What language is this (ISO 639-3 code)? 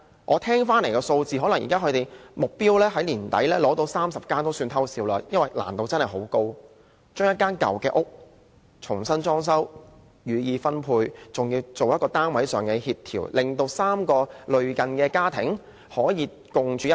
yue